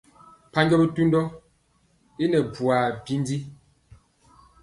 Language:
Mpiemo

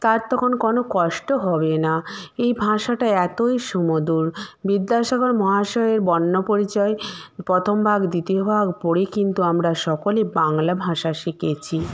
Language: Bangla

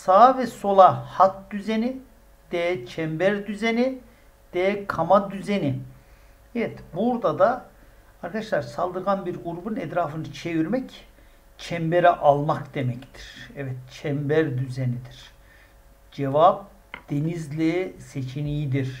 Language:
Turkish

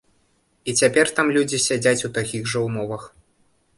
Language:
Belarusian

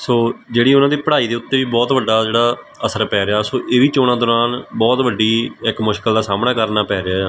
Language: Punjabi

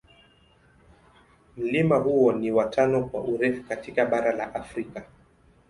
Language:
Swahili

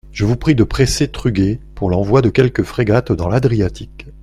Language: French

